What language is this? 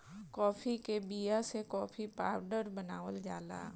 Bhojpuri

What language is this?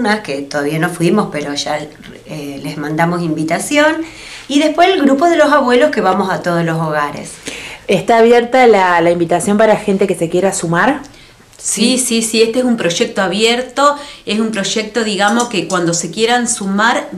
Spanish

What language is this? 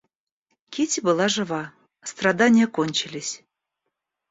Russian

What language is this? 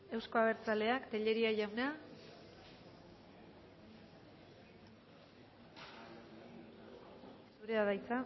Basque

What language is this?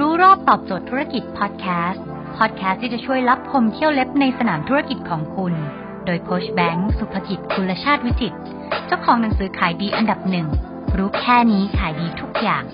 Thai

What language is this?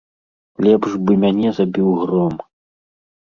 Belarusian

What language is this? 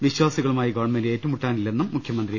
Malayalam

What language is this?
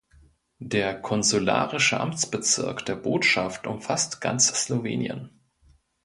German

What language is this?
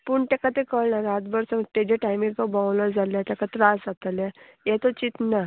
Konkani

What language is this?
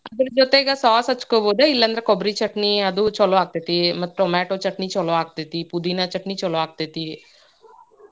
Kannada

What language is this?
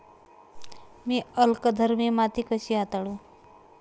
Marathi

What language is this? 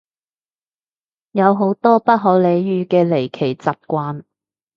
Cantonese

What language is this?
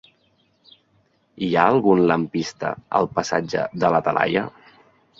Catalan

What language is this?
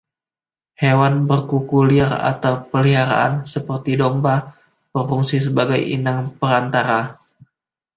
Indonesian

